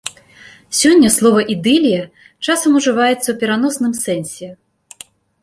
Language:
Belarusian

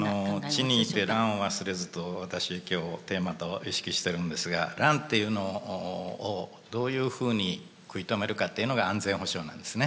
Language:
Japanese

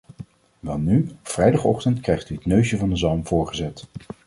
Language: Dutch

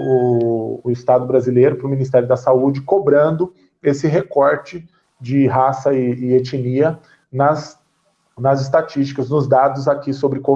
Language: Portuguese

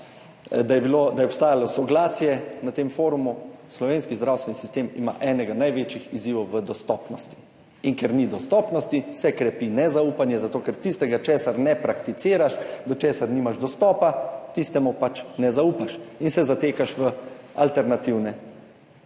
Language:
Slovenian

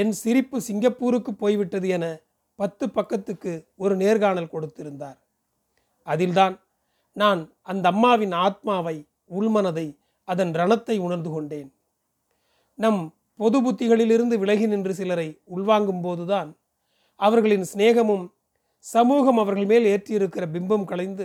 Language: Tamil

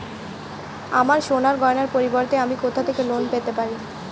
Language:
Bangla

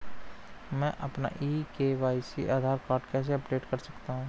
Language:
Hindi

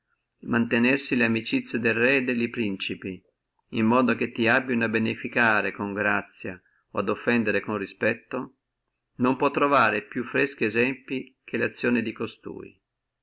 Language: Italian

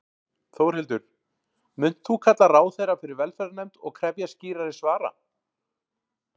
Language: Icelandic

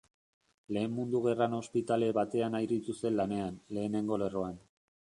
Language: Basque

